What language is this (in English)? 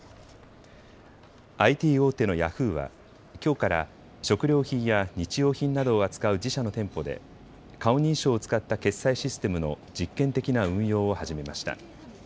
Japanese